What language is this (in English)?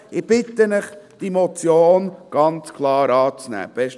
Swiss German